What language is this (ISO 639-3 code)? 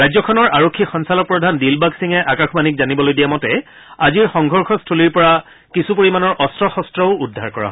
asm